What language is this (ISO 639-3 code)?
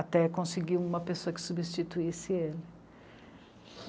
por